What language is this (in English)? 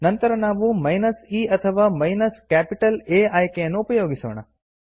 Kannada